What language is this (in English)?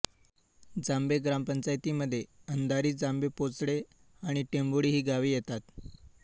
Marathi